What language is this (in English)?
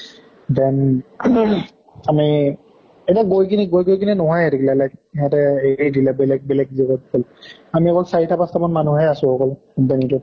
Assamese